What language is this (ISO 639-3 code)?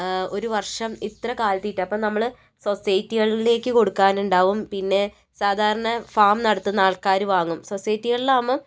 mal